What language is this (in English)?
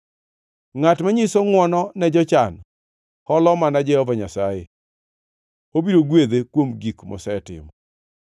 Luo (Kenya and Tanzania)